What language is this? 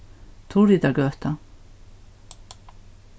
Faroese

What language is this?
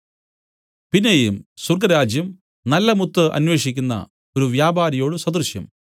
Malayalam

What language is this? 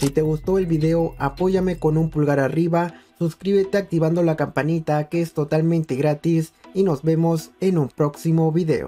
Spanish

